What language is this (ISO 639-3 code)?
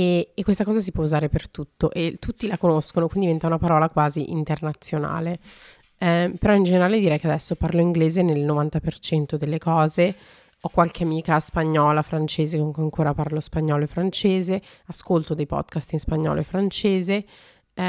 ita